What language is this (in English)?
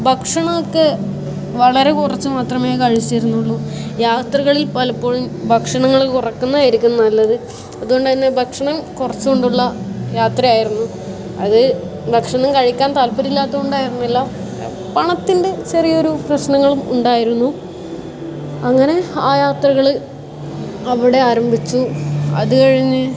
Malayalam